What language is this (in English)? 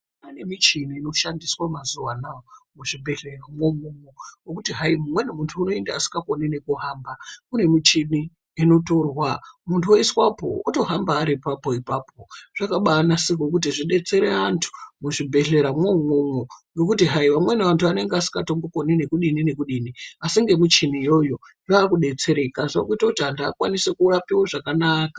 Ndau